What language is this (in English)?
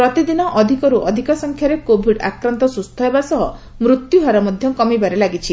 Odia